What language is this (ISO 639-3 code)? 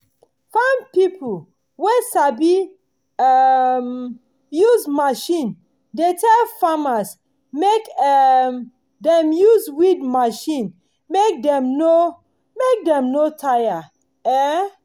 pcm